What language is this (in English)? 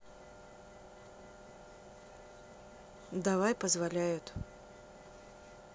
Russian